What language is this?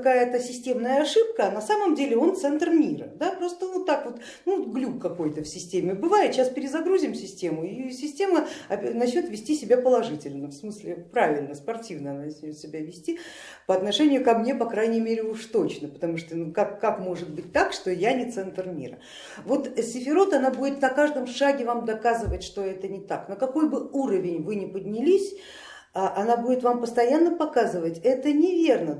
Russian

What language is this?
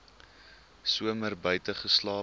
Afrikaans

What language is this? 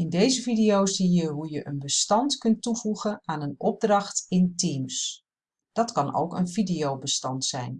Dutch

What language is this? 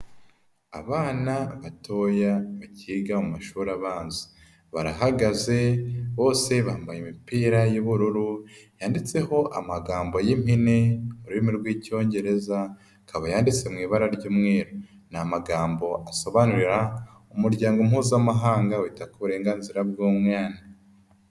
Kinyarwanda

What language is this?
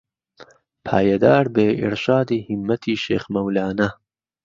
Central Kurdish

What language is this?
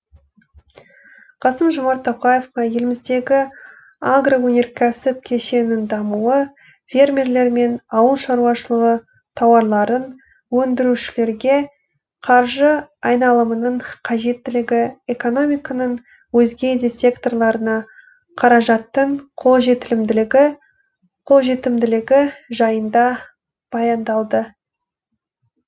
Kazakh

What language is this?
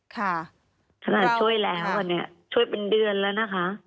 Thai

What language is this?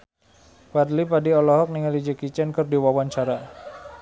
Sundanese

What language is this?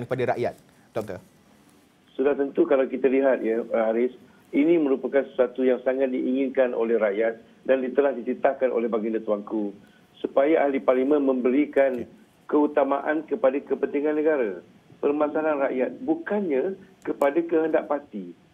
Malay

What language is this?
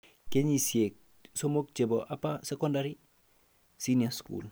Kalenjin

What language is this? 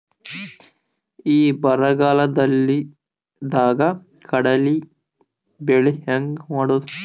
Kannada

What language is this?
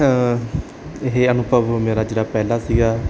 Punjabi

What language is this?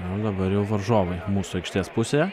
Lithuanian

